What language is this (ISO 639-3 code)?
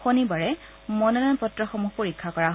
asm